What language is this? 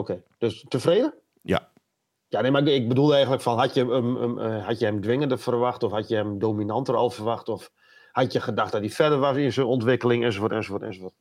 Dutch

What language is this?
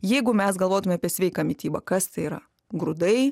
Lithuanian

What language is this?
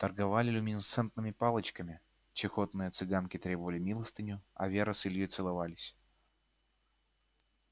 Russian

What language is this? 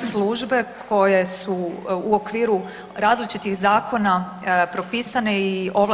Croatian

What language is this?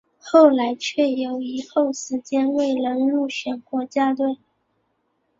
Chinese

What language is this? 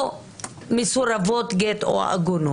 Hebrew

